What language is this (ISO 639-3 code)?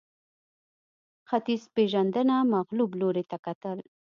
pus